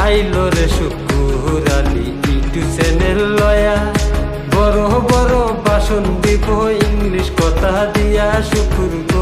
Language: Romanian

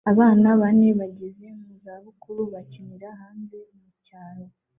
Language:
Kinyarwanda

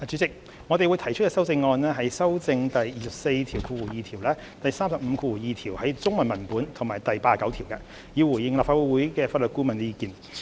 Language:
Cantonese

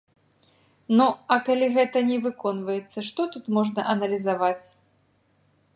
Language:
Belarusian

